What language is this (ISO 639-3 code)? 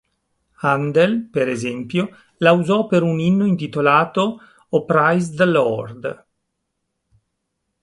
ita